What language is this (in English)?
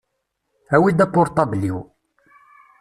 Kabyle